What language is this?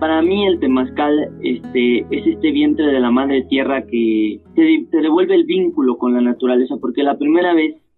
Spanish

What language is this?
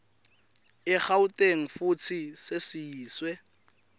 Swati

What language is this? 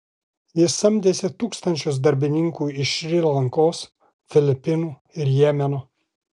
Lithuanian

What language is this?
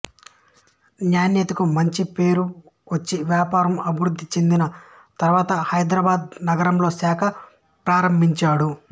Telugu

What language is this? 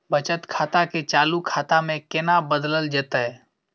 Maithili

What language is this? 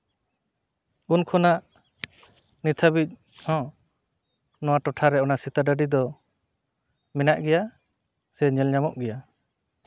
Santali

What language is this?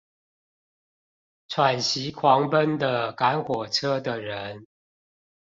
Chinese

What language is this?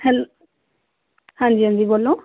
Punjabi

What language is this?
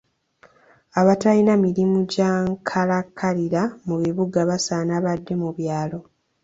Ganda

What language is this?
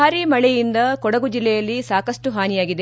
Kannada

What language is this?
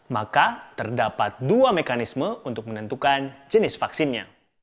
Indonesian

